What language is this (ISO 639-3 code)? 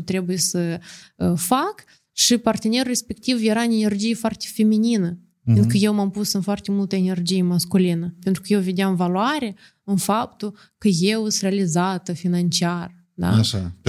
ron